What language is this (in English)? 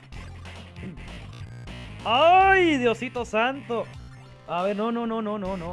Spanish